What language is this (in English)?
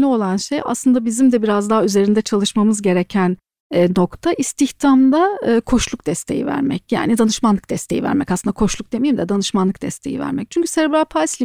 Turkish